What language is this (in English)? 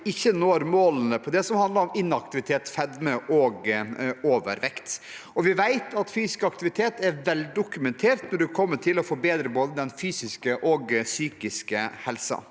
Norwegian